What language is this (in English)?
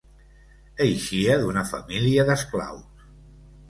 Catalan